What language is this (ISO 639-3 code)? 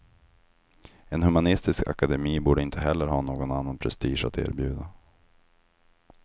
swe